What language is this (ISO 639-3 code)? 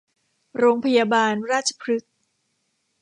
tha